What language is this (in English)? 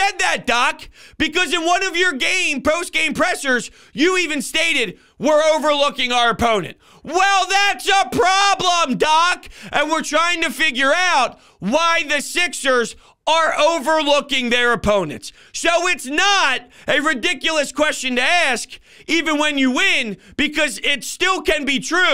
English